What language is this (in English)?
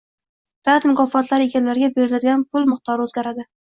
Uzbek